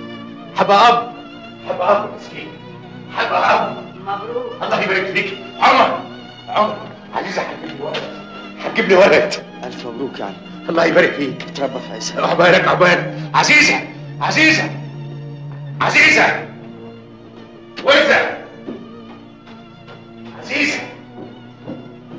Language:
Arabic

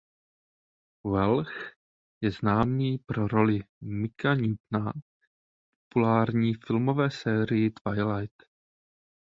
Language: Czech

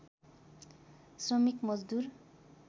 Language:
Nepali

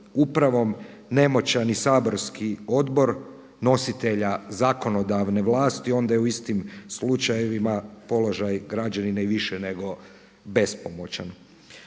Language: Croatian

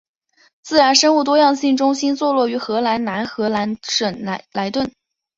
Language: Chinese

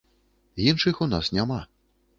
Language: Belarusian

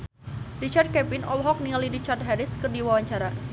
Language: Sundanese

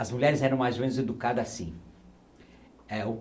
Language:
Portuguese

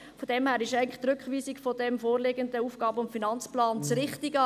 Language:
Swiss German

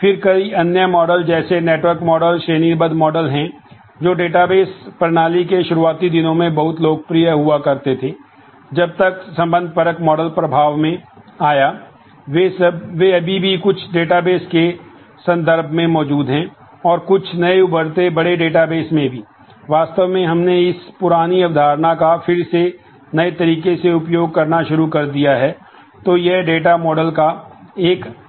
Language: Hindi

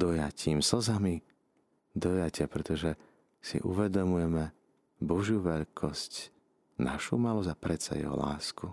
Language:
Slovak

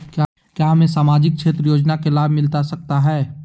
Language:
Magahi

